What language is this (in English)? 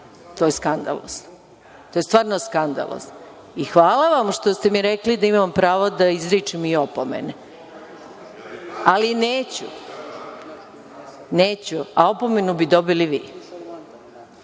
Serbian